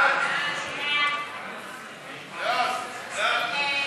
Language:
Hebrew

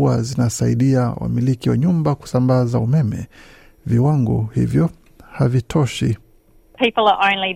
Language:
Swahili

